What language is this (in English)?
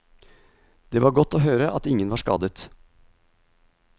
Norwegian